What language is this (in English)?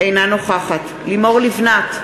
Hebrew